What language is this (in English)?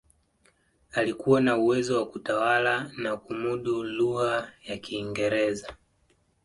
Swahili